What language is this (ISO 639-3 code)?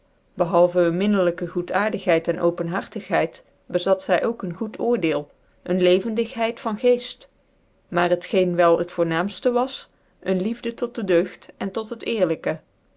nld